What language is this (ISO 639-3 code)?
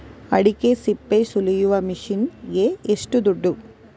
kan